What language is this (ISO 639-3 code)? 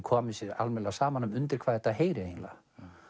isl